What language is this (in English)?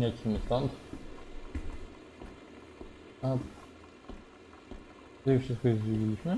Polish